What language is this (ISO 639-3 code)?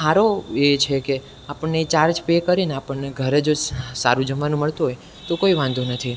guj